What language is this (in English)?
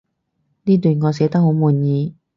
Cantonese